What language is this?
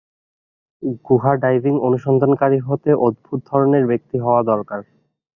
Bangla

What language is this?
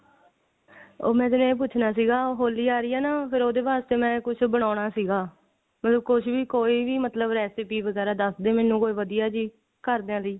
Punjabi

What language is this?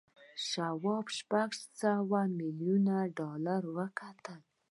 Pashto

